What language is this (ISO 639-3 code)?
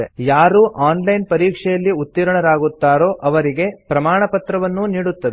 kan